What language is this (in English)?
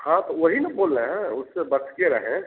Hindi